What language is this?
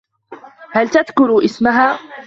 Arabic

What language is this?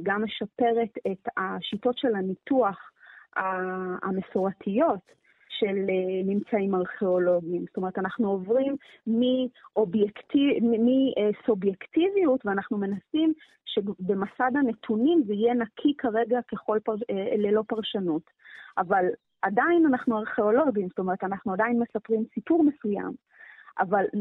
Hebrew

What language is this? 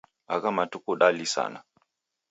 Taita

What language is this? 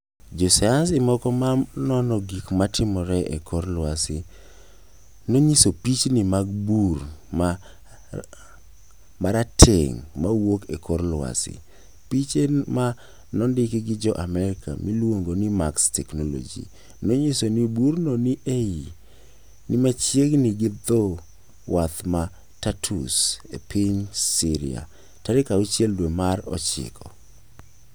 Luo (Kenya and Tanzania)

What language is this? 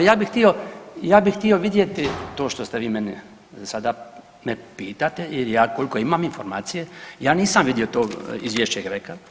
Croatian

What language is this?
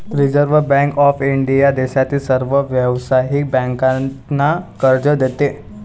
Marathi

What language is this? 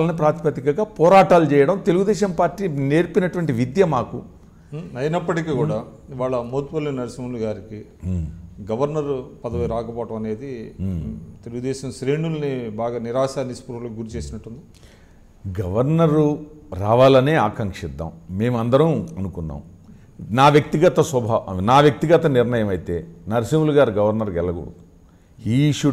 Telugu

